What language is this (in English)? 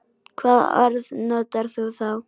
Icelandic